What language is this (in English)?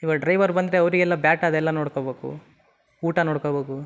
Kannada